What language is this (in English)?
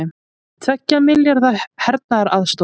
Icelandic